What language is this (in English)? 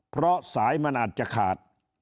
Thai